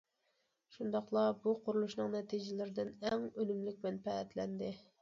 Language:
Uyghur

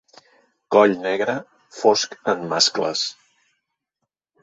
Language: Catalan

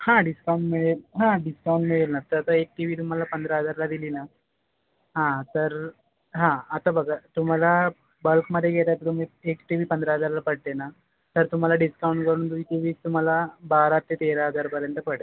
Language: Marathi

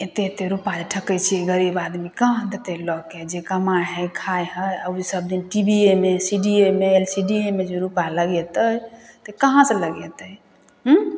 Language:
Maithili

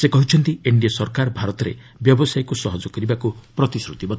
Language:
Odia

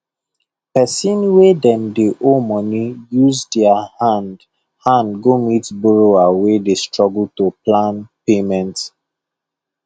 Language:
Nigerian Pidgin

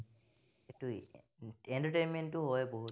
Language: Assamese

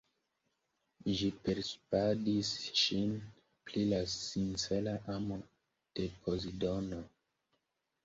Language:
Esperanto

